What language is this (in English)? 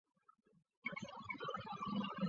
Chinese